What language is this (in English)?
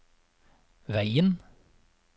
Norwegian